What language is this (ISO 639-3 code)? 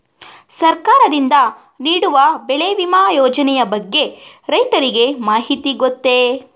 kan